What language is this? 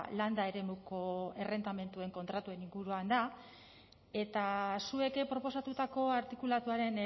Basque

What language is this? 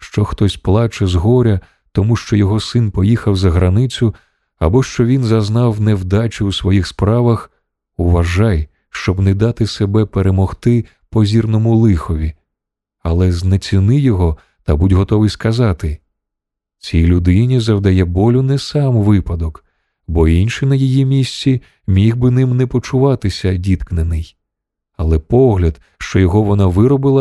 Ukrainian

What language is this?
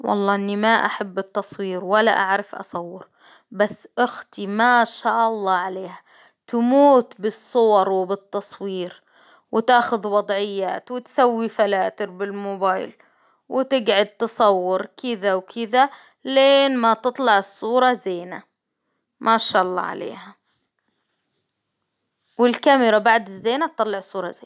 Hijazi Arabic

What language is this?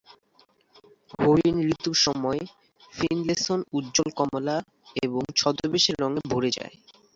Bangla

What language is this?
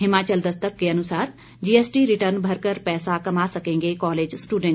Hindi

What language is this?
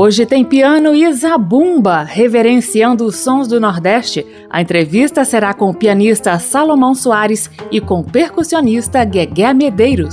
Portuguese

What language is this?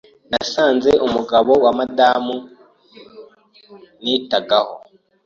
Kinyarwanda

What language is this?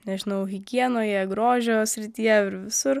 Lithuanian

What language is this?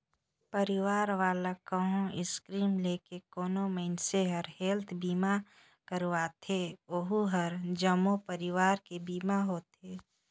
Chhattisgarhi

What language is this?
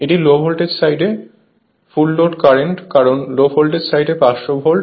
Bangla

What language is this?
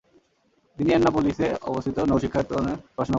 Bangla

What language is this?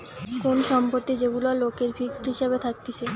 Bangla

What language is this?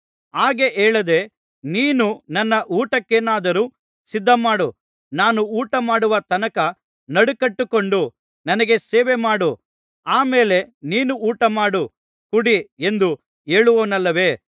Kannada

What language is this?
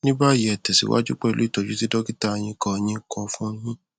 Yoruba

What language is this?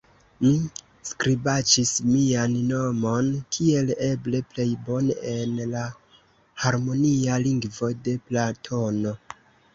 Esperanto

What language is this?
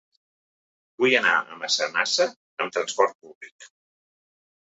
Catalan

